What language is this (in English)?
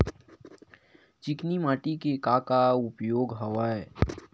Chhattisgarhi